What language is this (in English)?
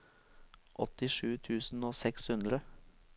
Norwegian